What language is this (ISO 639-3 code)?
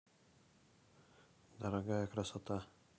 rus